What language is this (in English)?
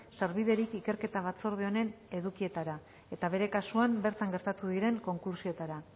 Basque